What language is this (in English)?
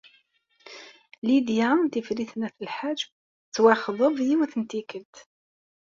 Kabyle